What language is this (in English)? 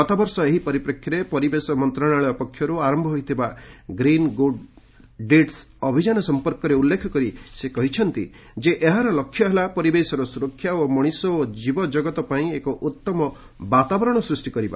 Odia